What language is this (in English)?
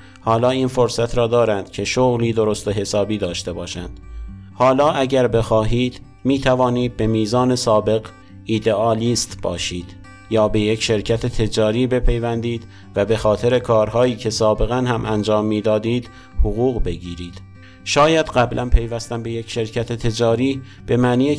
Persian